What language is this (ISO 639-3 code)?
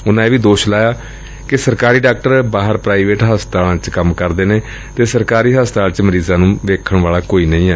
pan